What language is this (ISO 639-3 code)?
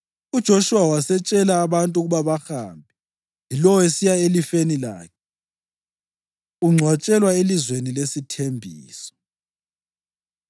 nde